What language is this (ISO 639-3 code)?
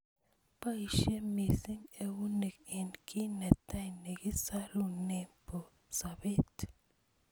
kln